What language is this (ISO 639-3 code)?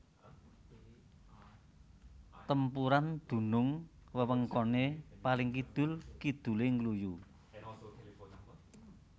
jav